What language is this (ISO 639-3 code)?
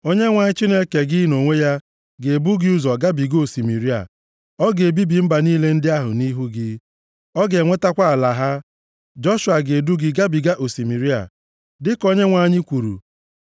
ibo